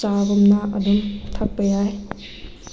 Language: Manipuri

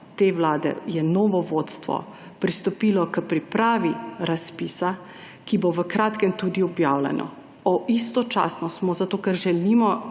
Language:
Slovenian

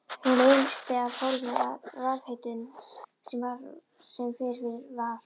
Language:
Icelandic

